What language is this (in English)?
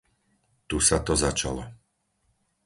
Slovak